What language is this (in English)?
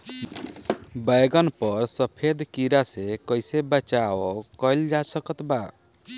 Bhojpuri